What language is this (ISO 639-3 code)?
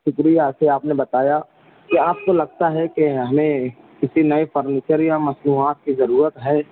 urd